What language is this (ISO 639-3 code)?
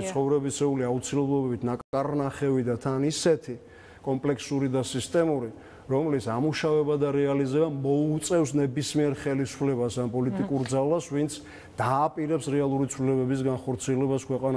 ron